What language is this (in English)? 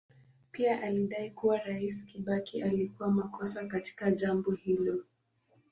Swahili